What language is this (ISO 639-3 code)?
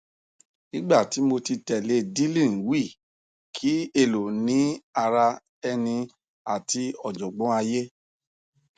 yor